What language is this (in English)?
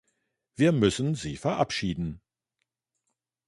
German